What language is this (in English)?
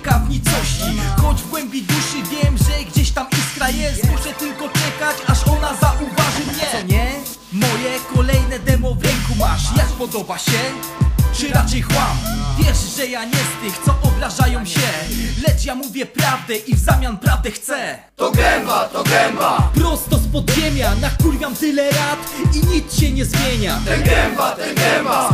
Polish